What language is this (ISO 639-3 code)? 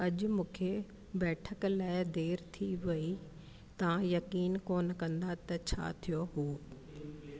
snd